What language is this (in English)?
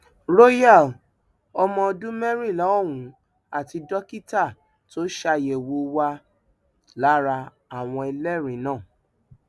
Yoruba